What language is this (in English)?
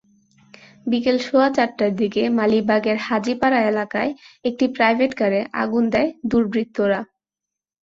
Bangla